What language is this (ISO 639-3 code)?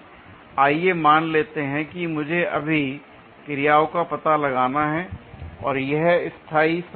hin